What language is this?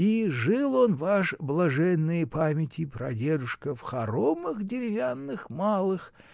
Russian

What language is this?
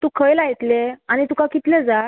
Konkani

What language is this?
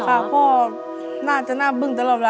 Thai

